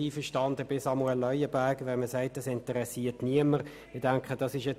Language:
Swiss German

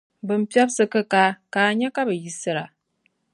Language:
Dagbani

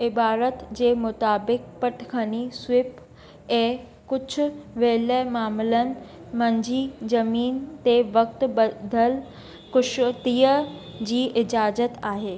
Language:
Sindhi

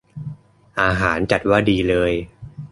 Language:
Thai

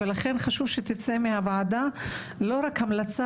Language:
Hebrew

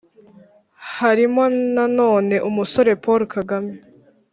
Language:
Kinyarwanda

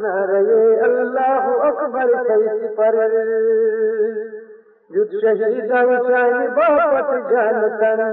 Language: Urdu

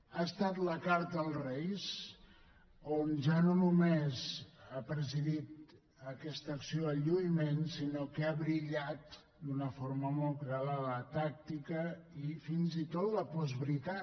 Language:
Catalan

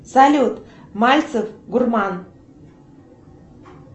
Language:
Russian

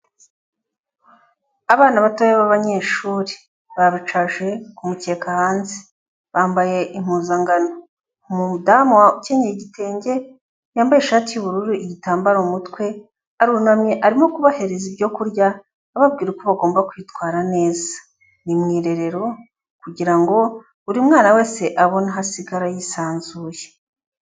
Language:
Kinyarwanda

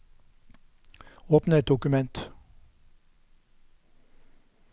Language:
Norwegian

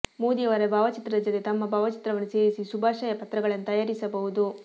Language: Kannada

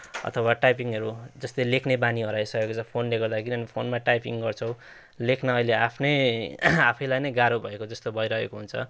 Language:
Nepali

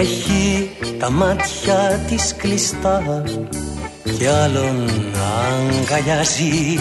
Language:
Greek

